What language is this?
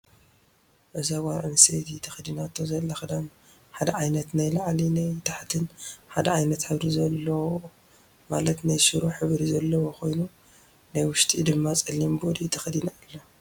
Tigrinya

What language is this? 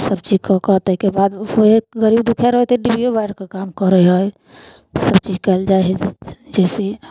Maithili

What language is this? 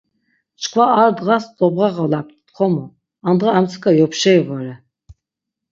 Laz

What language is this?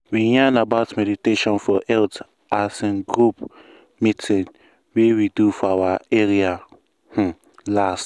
Nigerian Pidgin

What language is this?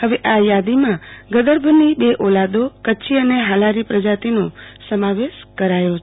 Gujarati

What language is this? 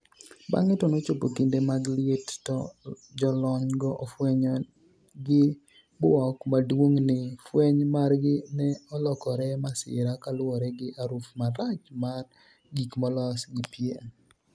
Luo (Kenya and Tanzania)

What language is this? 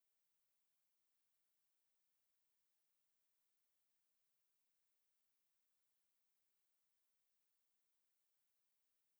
Dadiya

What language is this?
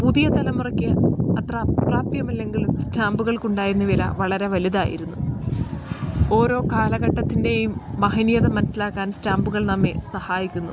Malayalam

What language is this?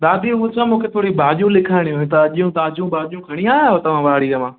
Sindhi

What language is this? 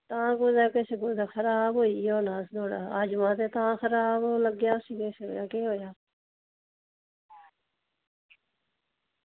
Dogri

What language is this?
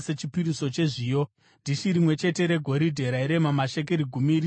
Shona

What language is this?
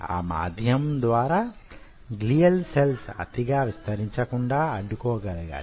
Telugu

